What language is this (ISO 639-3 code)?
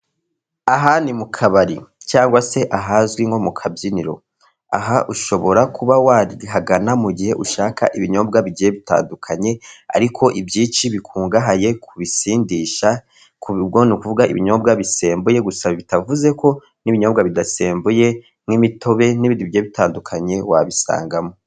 kin